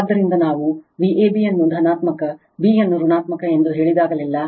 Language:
Kannada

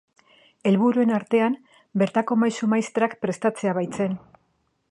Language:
Basque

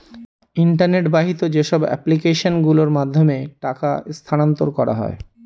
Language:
Bangla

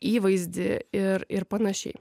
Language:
Lithuanian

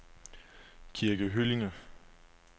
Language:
Danish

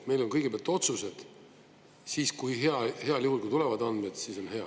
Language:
Estonian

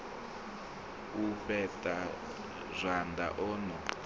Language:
Venda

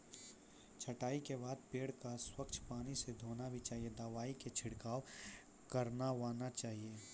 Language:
Maithili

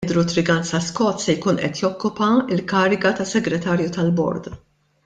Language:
Maltese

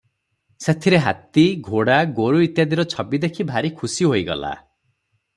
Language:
Odia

